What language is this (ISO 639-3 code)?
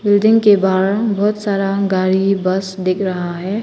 hin